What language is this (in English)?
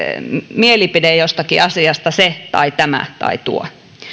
Finnish